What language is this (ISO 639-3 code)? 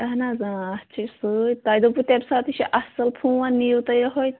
kas